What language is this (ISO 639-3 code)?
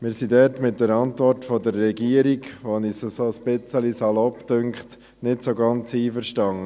gsw